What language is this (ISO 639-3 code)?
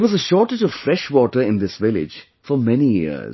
eng